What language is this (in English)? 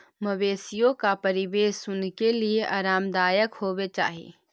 Magahi